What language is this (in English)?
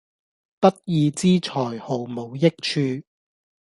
Cantonese